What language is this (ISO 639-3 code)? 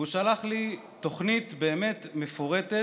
heb